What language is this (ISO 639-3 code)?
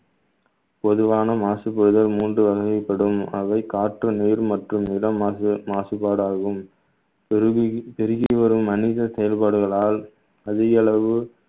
tam